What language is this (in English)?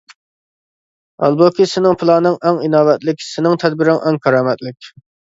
Uyghur